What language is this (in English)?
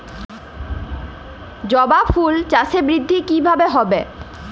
Bangla